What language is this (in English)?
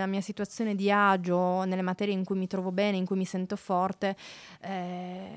Italian